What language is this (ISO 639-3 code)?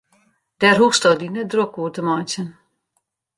fry